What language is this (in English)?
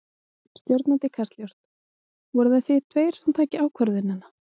Icelandic